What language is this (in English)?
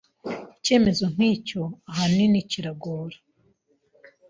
Kinyarwanda